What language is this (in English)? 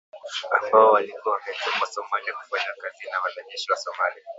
Swahili